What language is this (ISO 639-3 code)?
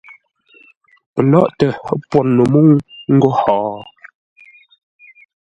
nla